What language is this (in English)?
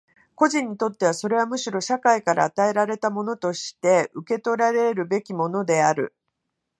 Japanese